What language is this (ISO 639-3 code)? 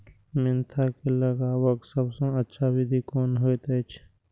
mai